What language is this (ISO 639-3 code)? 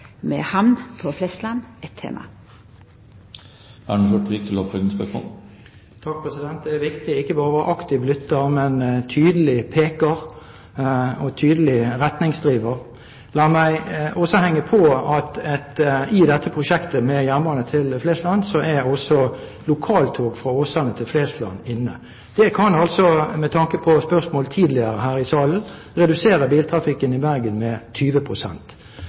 nor